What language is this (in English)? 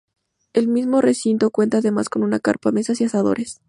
Spanish